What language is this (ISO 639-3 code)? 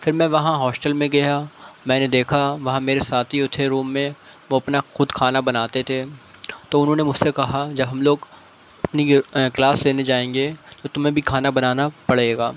urd